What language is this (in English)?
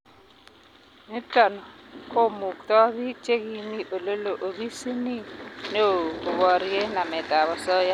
Kalenjin